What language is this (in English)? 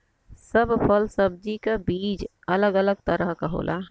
Bhojpuri